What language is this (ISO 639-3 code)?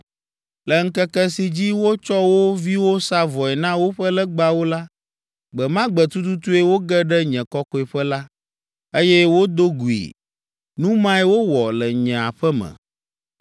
ewe